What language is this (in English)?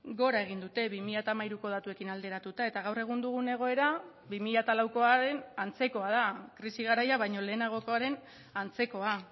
Basque